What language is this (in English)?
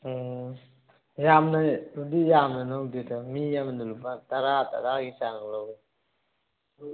Manipuri